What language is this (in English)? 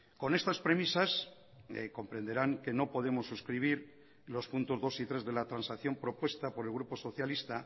Spanish